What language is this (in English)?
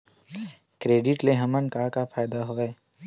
Chhattisgarhi